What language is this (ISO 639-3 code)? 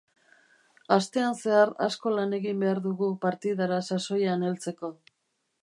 eus